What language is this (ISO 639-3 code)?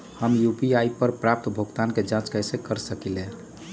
mag